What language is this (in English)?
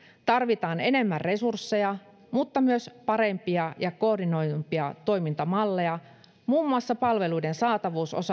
Finnish